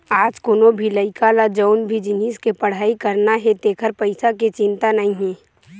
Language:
Chhattisgarhi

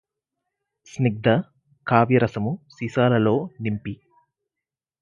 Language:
Telugu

